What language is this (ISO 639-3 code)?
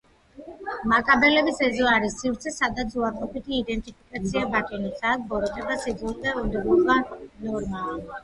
kat